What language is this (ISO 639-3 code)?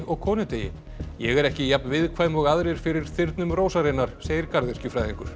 isl